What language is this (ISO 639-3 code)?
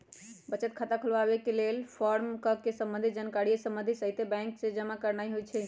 mag